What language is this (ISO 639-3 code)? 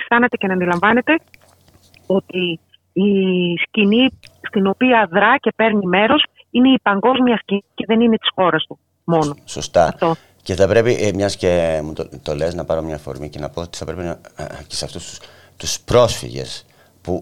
ell